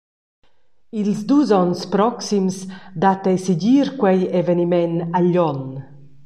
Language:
Romansh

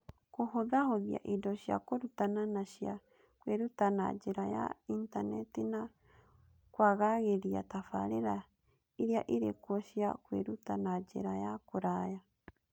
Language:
Kikuyu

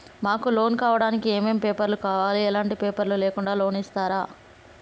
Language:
Telugu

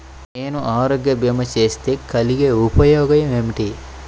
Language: Telugu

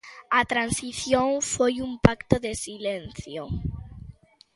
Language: Galician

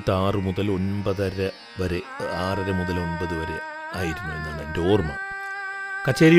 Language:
Malayalam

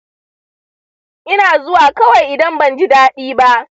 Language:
Hausa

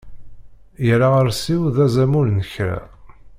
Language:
Kabyle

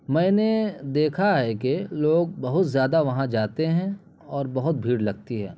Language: Urdu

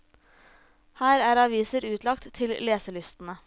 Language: Norwegian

